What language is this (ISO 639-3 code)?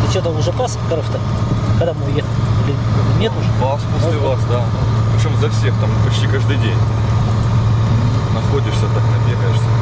rus